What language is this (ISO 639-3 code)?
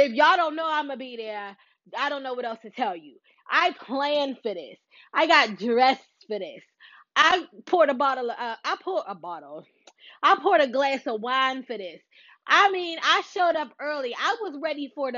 eng